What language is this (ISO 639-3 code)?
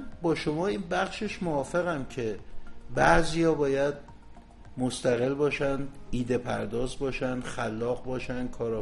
fas